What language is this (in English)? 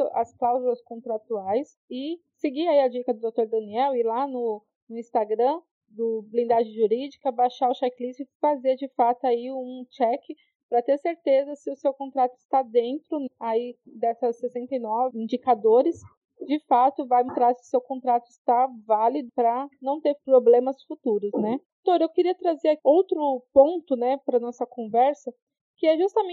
Portuguese